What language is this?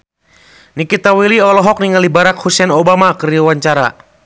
Sundanese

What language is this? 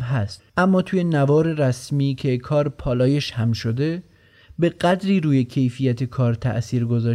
Persian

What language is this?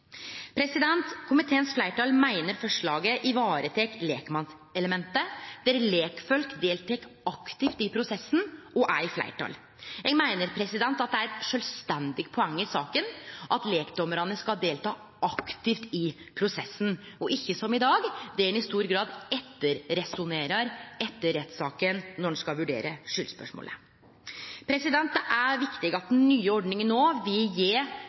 Norwegian Nynorsk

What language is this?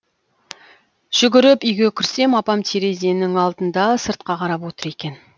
Kazakh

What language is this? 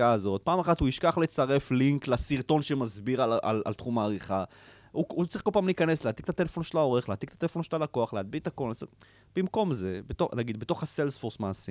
Hebrew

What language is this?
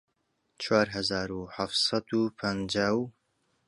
Central Kurdish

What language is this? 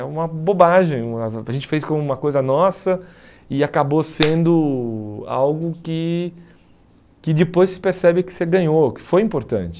Portuguese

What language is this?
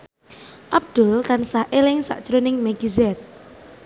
Javanese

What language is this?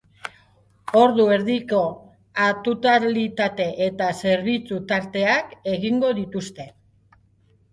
Basque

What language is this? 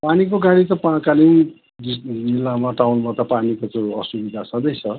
Nepali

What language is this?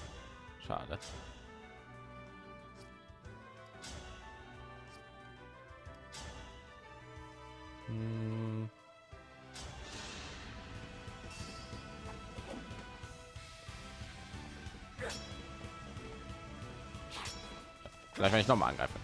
German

